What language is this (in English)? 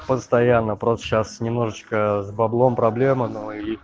Russian